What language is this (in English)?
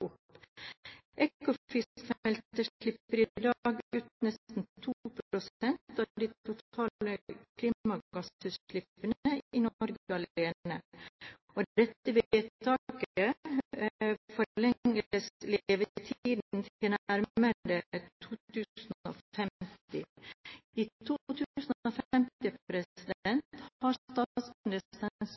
Norwegian Bokmål